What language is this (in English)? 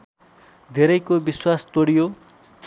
Nepali